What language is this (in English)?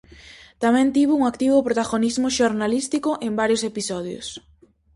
Galician